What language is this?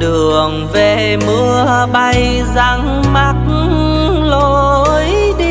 Vietnamese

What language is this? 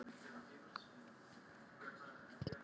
Icelandic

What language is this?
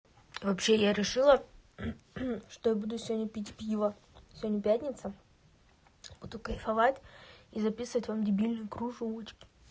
Russian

